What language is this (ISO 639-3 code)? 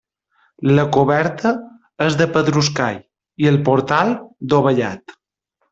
cat